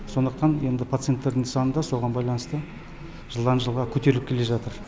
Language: Kazakh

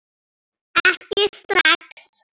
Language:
Icelandic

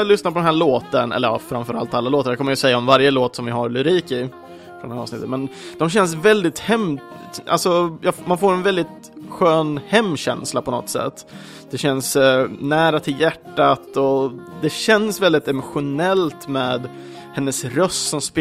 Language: Swedish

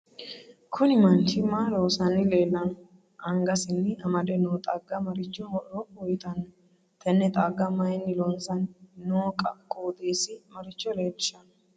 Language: Sidamo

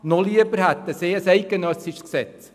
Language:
Swiss German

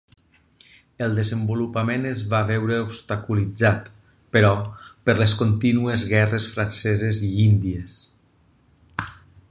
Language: Catalan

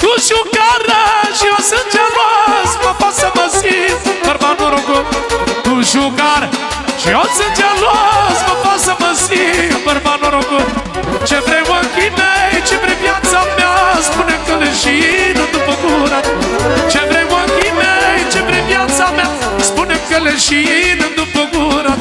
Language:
Romanian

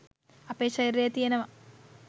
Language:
Sinhala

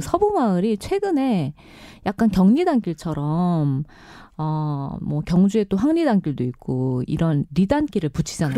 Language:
Korean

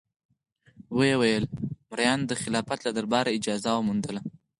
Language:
Pashto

